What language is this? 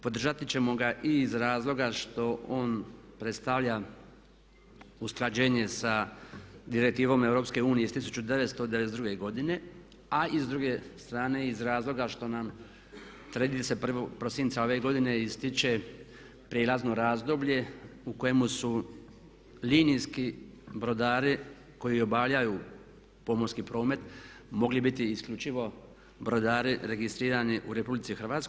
Croatian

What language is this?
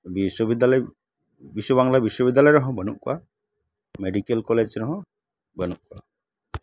Santali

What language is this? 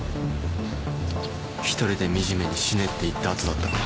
Japanese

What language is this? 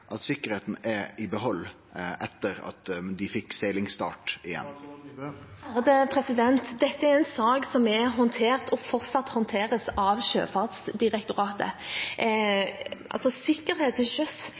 Norwegian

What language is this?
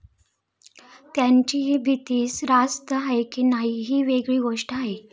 Marathi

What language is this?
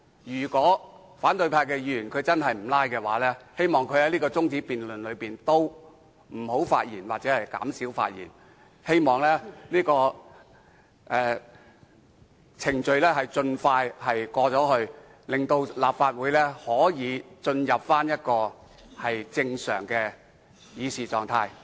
Cantonese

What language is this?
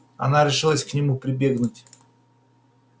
Russian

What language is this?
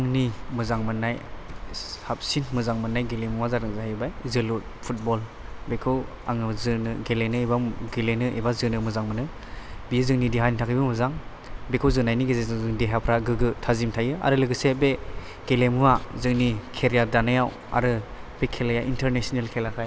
Bodo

